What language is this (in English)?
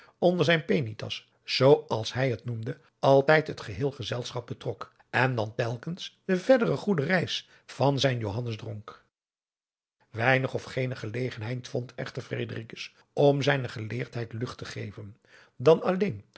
Dutch